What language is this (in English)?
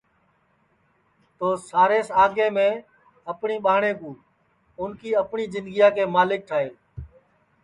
Sansi